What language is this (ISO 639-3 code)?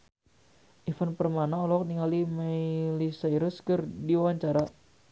sun